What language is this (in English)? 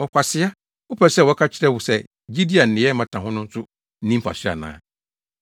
Akan